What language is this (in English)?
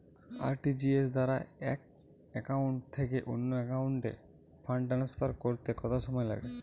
Bangla